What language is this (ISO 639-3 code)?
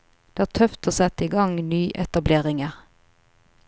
nor